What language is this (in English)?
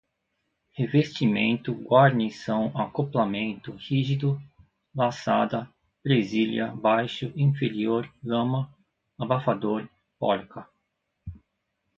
Portuguese